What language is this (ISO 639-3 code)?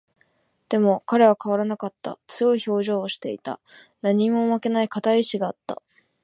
jpn